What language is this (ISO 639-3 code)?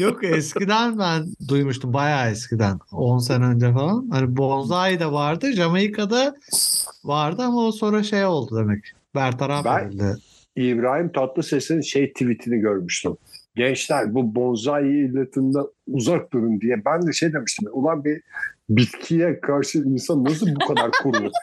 tur